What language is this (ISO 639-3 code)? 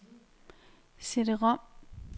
dan